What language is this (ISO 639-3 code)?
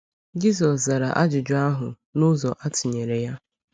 ibo